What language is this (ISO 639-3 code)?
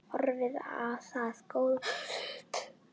isl